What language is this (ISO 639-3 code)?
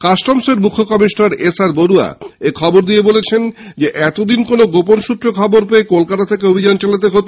ben